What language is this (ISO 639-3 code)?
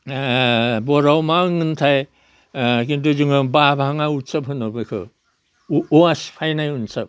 brx